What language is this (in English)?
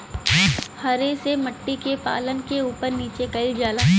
Bhojpuri